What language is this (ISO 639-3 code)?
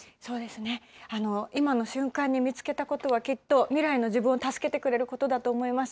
jpn